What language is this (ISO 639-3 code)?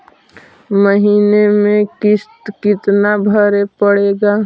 mag